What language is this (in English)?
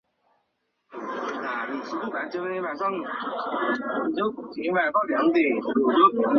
Chinese